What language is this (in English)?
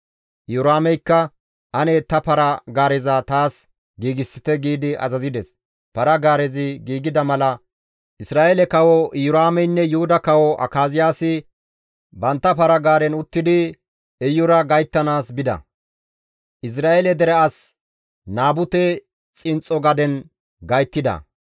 Gamo